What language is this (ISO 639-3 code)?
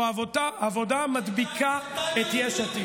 heb